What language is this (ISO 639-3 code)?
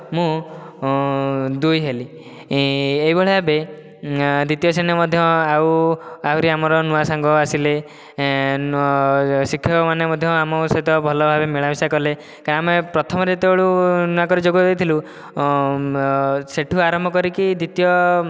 ori